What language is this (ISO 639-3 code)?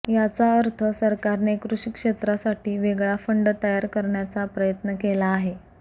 mar